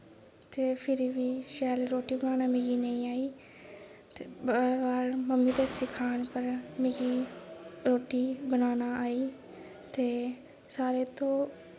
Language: Dogri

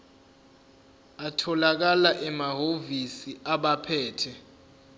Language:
Zulu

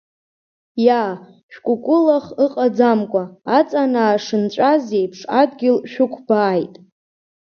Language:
Abkhazian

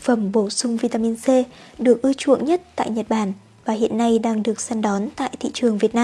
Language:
Vietnamese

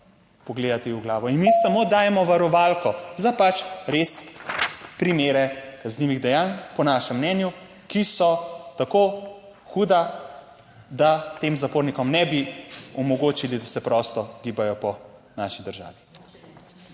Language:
Slovenian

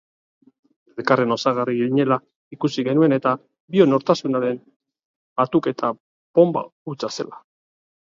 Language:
Basque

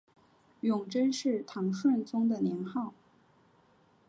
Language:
Chinese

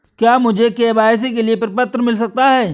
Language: Hindi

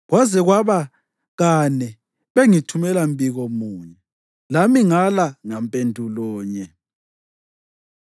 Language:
North Ndebele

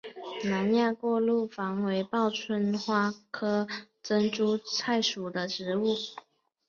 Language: Chinese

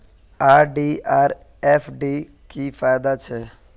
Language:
Magahi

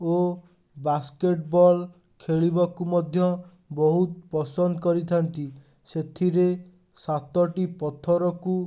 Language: Odia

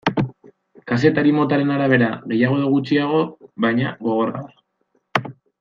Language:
Basque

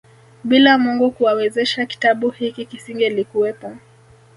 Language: Swahili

